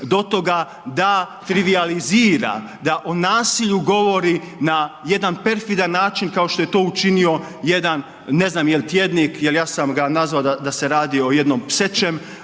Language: Croatian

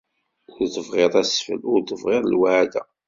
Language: Kabyle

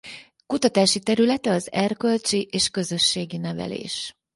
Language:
Hungarian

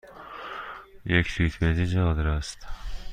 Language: Persian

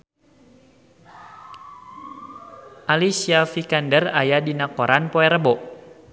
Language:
Sundanese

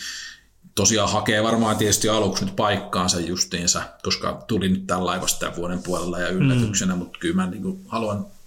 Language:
Finnish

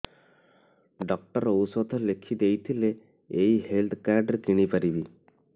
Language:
Odia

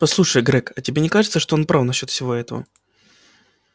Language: Russian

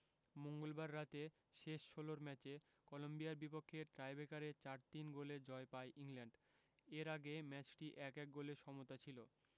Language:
Bangla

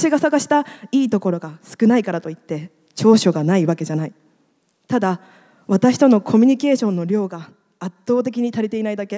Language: Japanese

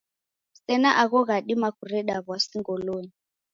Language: Taita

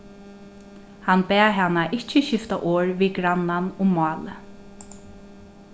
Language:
Faroese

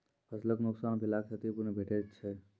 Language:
Maithili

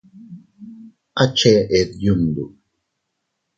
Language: Teutila Cuicatec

